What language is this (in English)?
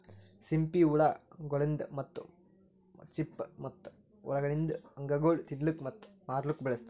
Kannada